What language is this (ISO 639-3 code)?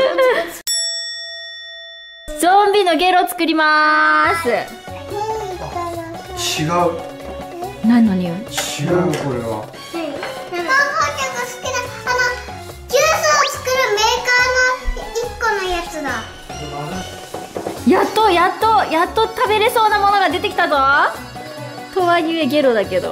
jpn